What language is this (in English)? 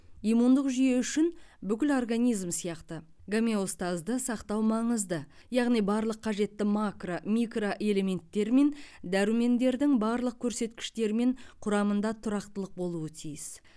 Kazakh